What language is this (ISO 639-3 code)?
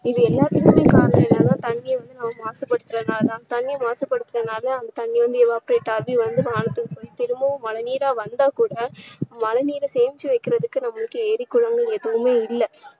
tam